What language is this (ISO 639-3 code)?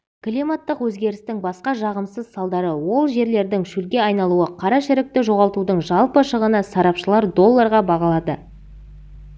kaz